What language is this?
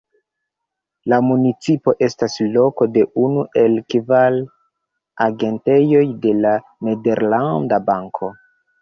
Esperanto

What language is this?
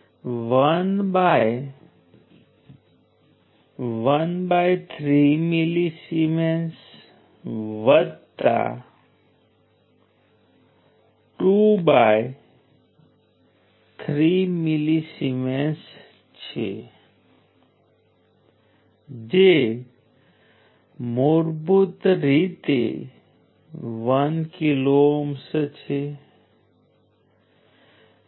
Gujarati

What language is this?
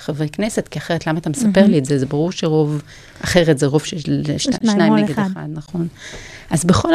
Hebrew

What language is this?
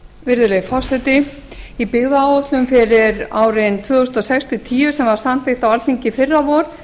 Icelandic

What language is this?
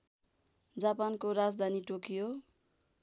Nepali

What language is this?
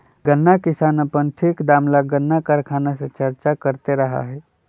Magahi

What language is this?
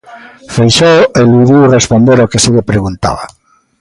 Galician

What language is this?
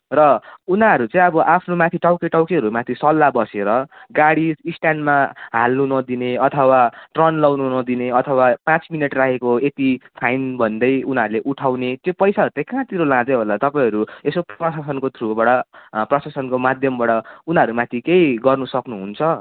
Nepali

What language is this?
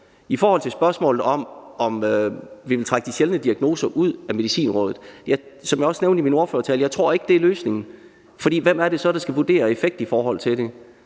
Danish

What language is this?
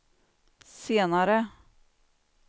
Swedish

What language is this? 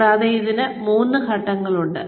Malayalam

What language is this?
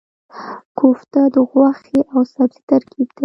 Pashto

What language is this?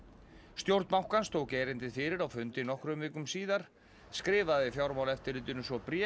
Icelandic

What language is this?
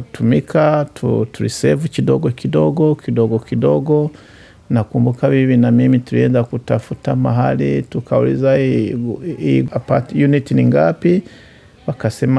Swahili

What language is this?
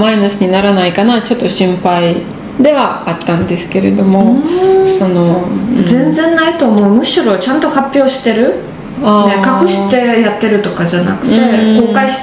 Japanese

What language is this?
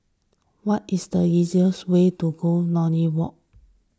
English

